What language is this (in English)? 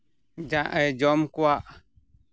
Santali